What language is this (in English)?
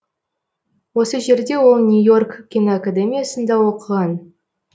Kazakh